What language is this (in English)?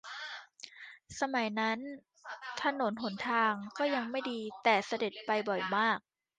Thai